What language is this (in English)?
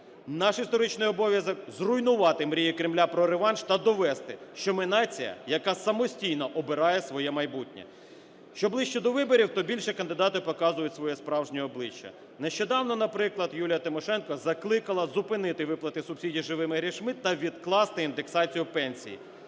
Ukrainian